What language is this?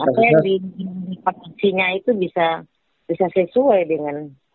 Indonesian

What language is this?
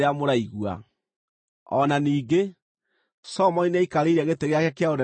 Kikuyu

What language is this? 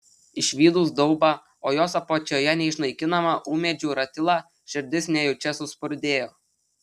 Lithuanian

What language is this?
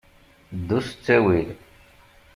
Kabyle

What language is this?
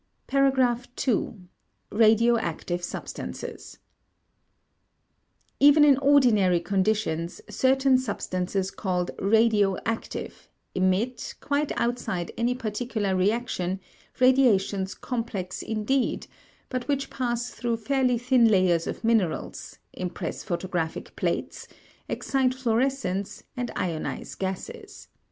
English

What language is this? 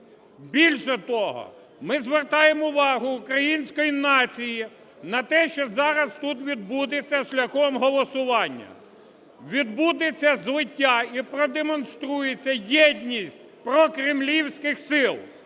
Ukrainian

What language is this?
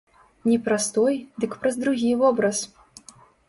Belarusian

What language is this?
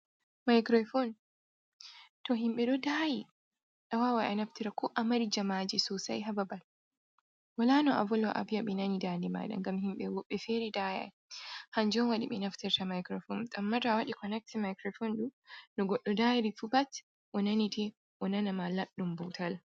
Fula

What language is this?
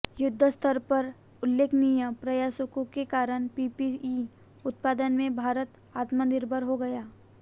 Hindi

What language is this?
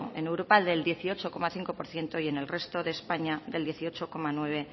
Spanish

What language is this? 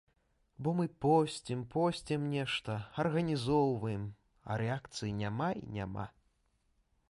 Belarusian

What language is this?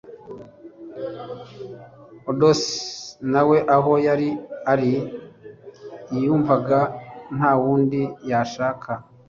Kinyarwanda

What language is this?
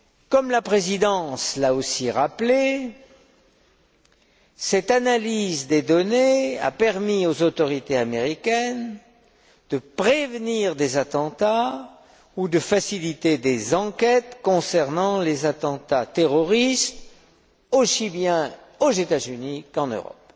French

